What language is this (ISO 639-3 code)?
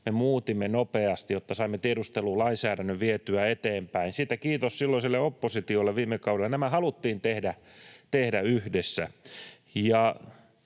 fin